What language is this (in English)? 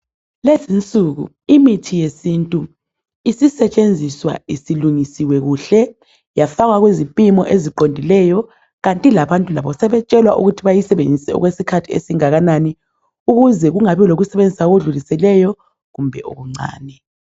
North Ndebele